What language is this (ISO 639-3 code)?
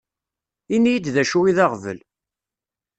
kab